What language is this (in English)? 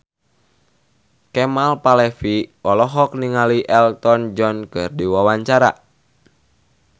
Sundanese